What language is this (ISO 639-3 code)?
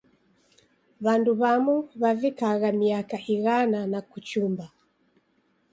dav